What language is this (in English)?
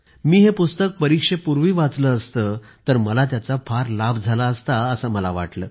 Marathi